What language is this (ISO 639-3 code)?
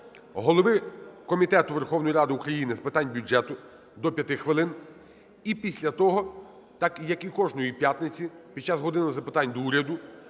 ukr